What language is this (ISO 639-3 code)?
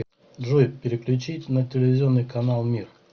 rus